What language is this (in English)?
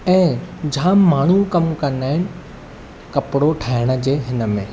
Sindhi